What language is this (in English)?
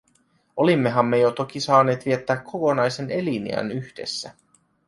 Finnish